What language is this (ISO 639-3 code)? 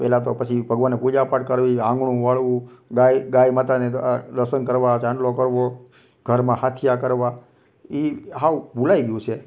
guj